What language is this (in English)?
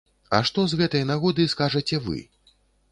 Belarusian